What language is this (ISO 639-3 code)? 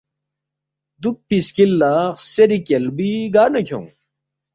bft